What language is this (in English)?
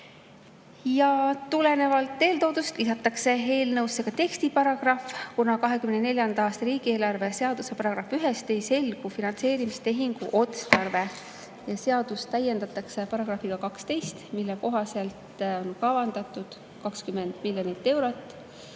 Estonian